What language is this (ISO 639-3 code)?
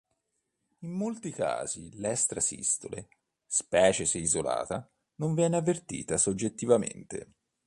ita